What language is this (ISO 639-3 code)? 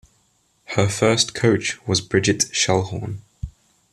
eng